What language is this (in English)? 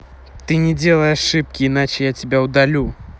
Russian